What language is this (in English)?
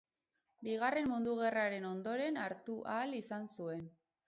Basque